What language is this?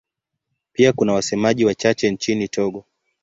Swahili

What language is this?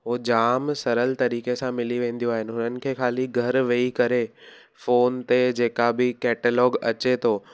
Sindhi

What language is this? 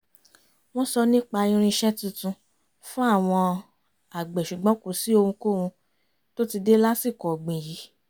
Yoruba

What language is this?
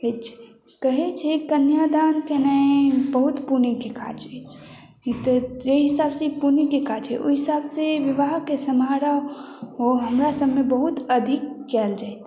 Maithili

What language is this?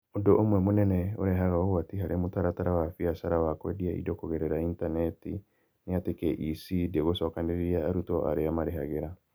Kikuyu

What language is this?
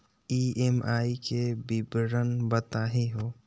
Magahi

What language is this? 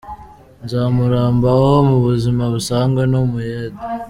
Kinyarwanda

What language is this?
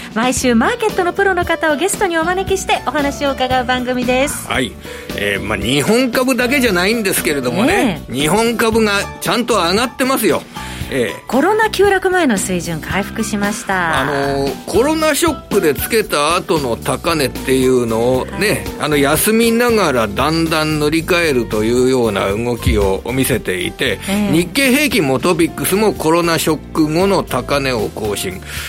Japanese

